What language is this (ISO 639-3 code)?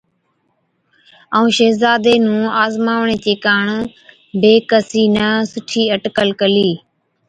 odk